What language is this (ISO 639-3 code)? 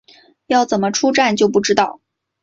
zho